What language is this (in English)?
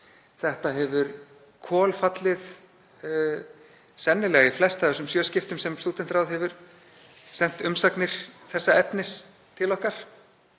Icelandic